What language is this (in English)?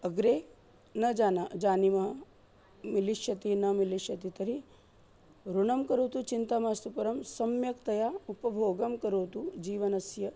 Sanskrit